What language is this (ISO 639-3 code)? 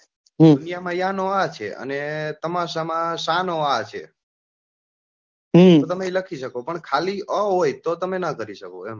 guj